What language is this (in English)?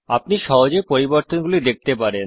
Bangla